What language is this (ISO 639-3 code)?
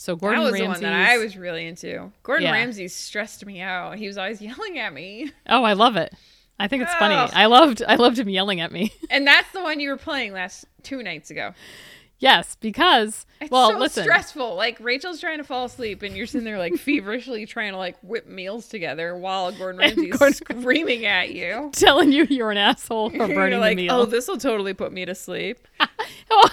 eng